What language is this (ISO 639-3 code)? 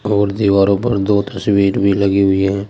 hin